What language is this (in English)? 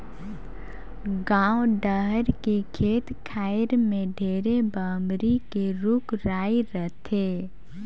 Chhattisgarhi